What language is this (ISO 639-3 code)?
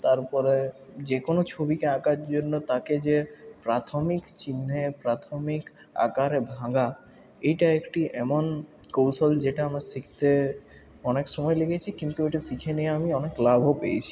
ben